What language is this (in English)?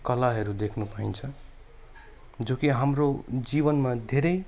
Nepali